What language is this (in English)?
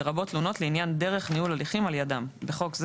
Hebrew